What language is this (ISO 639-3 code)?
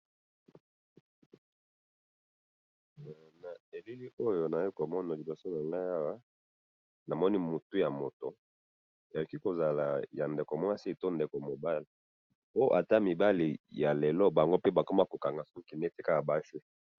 lin